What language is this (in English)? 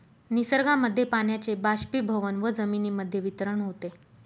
Marathi